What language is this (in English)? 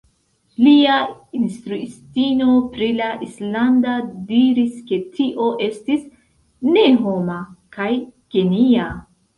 Esperanto